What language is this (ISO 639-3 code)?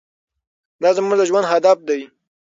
pus